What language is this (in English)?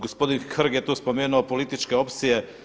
Croatian